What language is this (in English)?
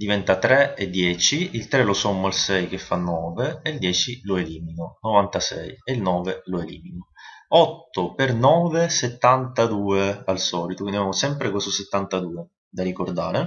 Italian